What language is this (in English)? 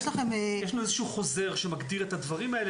Hebrew